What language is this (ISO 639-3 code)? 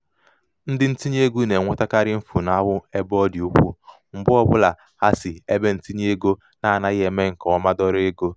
ibo